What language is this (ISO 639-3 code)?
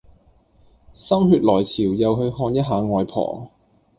yue